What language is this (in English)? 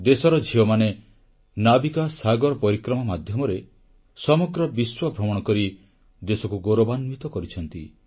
Odia